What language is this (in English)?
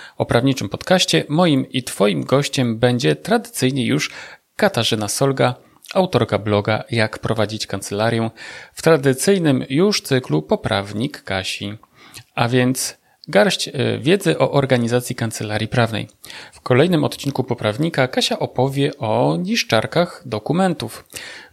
Polish